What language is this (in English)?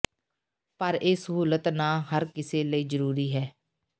Punjabi